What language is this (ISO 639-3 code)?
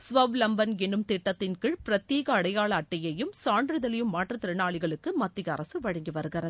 tam